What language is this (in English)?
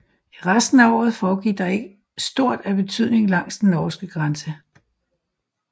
Danish